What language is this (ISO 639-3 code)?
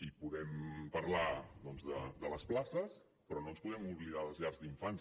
cat